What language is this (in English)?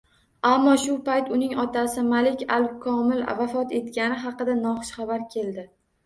Uzbek